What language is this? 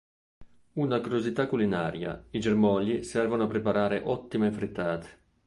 Italian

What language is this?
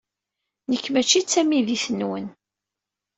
Kabyle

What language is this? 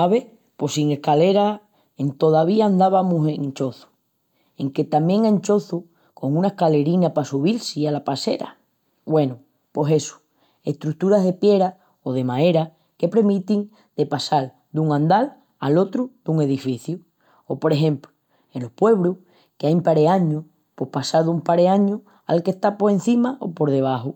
Extremaduran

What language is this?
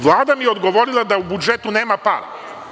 Serbian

